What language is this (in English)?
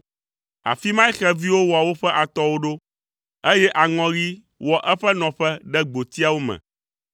Ewe